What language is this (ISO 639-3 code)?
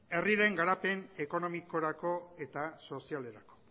eus